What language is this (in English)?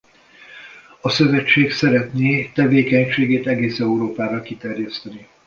Hungarian